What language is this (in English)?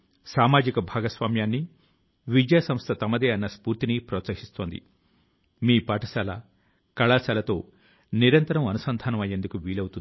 Telugu